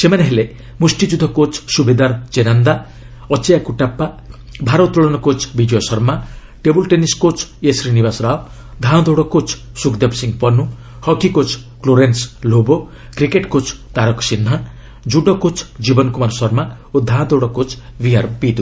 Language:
Odia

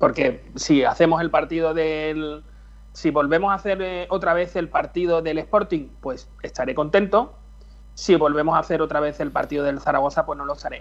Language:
Spanish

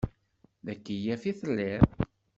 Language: Kabyle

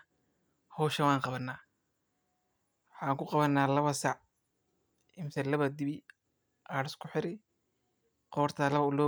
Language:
Somali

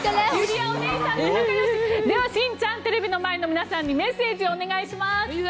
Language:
Japanese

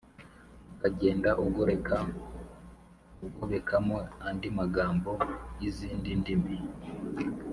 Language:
Kinyarwanda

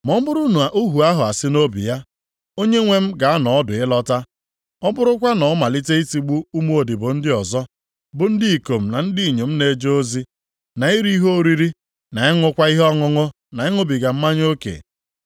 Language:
Igbo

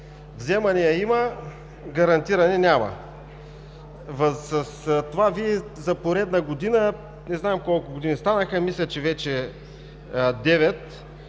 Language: Bulgarian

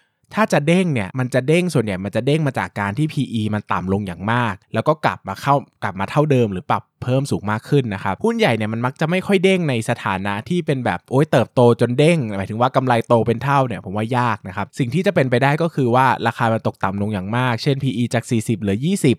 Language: Thai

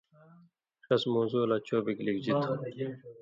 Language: Indus Kohistani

